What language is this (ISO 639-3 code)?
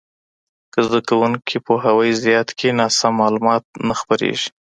pus